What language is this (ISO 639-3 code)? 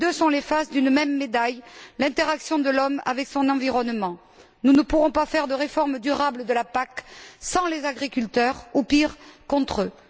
fra